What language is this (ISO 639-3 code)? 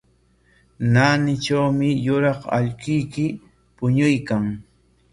qwa